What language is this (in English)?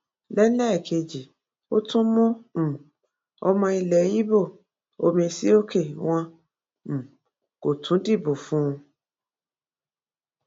Yoruba